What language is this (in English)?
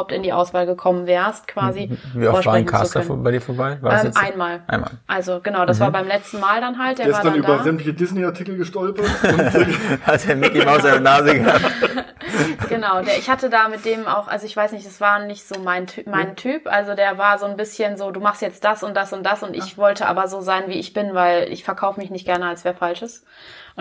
German